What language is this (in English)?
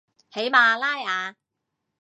Cantonese